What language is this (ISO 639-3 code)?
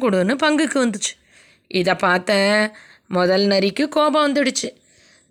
tam